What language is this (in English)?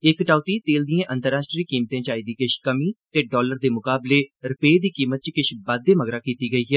Dogri